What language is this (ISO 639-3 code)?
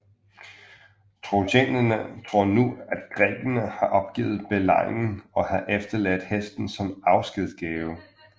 dan